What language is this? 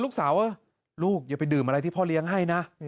Thai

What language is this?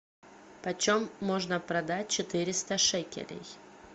Russian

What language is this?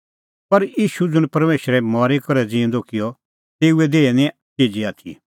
Kullu Pahari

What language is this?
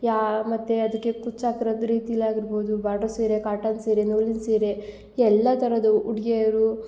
Kannada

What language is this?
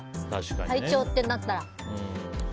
Japanese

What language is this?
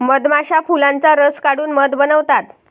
Marathi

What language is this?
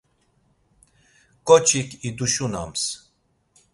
Laz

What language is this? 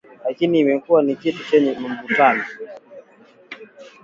Swahili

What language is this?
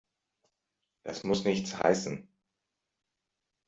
German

